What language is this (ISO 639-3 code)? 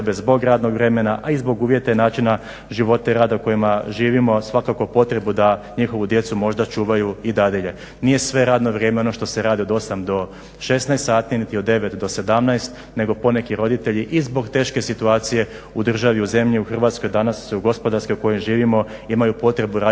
hrv